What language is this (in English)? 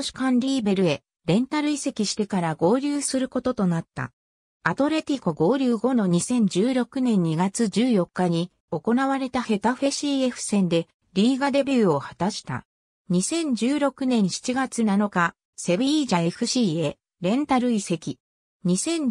Japanese